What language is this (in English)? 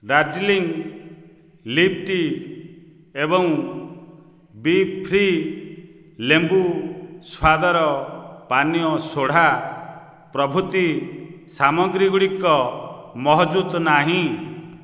Odia